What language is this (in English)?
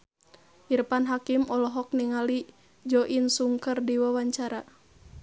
Sundanese